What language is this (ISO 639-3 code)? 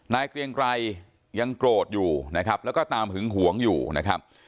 tha